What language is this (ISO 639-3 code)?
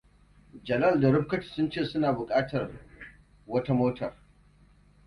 hau